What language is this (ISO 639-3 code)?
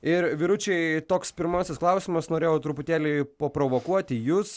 lit